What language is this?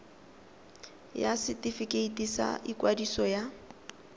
Tswana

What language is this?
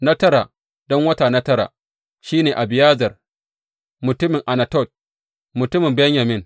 Hausa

